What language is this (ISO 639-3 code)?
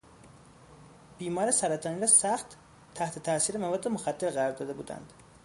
fas